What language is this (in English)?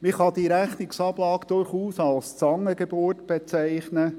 Swiss German